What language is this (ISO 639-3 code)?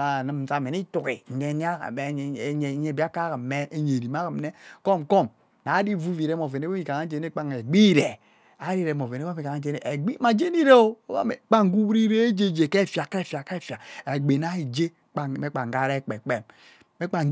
byc